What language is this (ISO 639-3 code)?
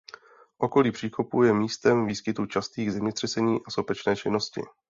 ces